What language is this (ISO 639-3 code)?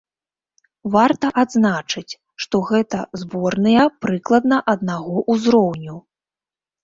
bel